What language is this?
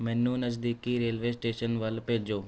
Punjabi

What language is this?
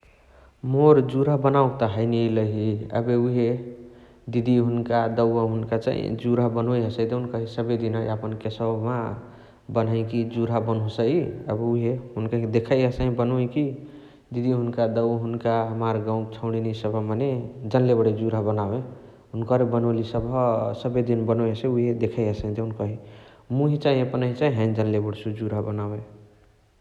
Chitwania Tharu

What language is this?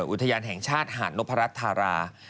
Thai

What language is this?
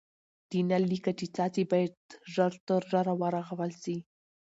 Pashto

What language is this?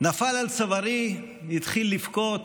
Hebrew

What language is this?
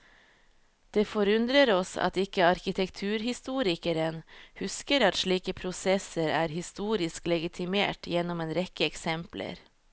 Norwegian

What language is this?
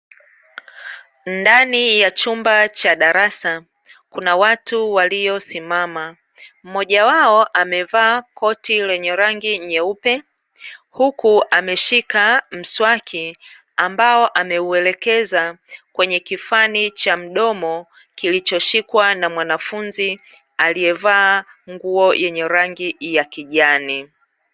Swahili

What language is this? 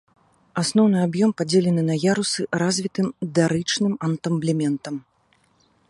Belarusian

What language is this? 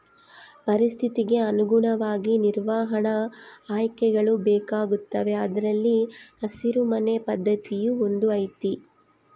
Kannada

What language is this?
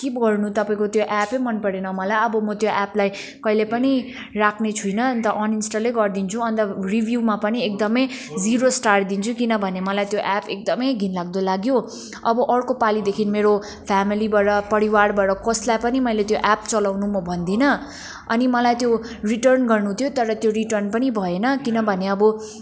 Nepali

